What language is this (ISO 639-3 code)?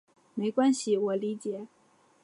zho